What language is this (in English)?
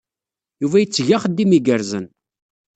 Kabyle